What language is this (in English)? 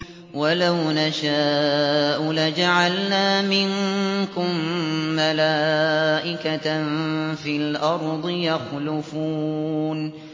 Arabic